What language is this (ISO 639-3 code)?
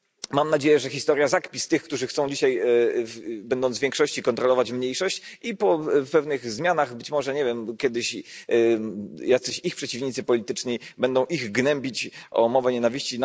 pol